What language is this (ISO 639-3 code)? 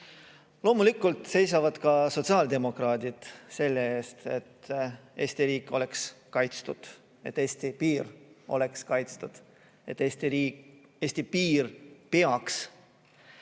est